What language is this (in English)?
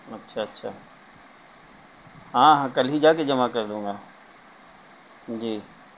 Urdu